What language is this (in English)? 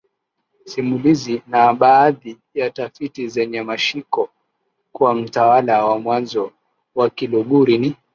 Swahili